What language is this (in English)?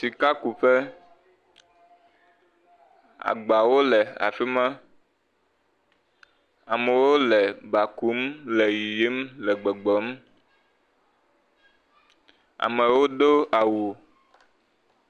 Ewe